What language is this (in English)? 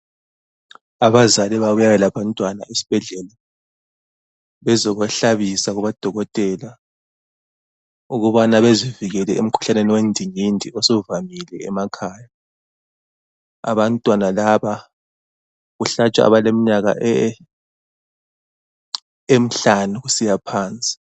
North Ndebele